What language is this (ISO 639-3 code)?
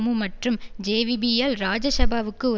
tam